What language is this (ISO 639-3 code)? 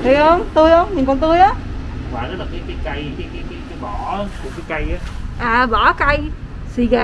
vie